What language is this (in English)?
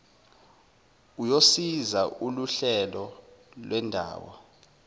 Zulu